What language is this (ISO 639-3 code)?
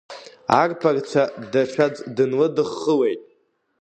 abk